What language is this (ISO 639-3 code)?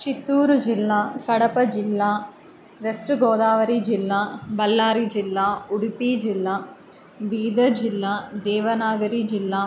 san